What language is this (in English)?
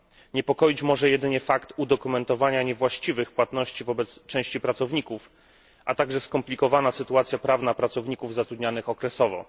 Polish